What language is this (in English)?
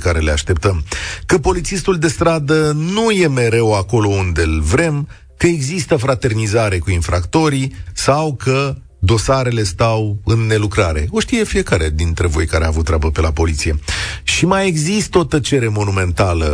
Romanian